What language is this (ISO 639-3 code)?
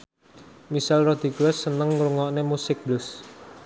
jav